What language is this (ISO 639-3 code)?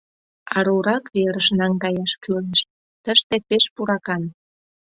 chm